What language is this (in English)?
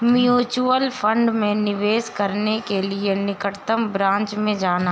Hindi